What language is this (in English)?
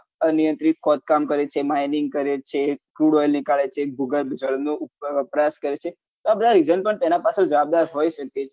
Gujarati